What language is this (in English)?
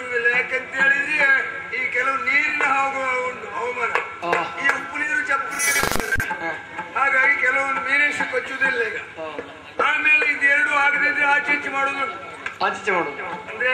Arabic